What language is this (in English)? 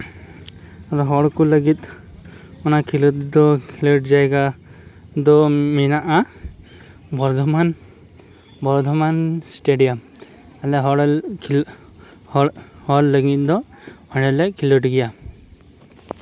Santali